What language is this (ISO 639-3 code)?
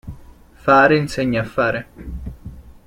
ita